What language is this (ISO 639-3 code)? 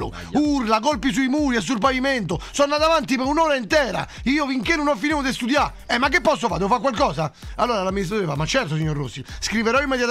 ita